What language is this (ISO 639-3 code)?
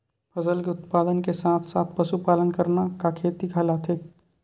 hne